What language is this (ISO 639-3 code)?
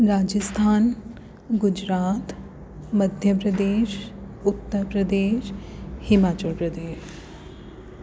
snd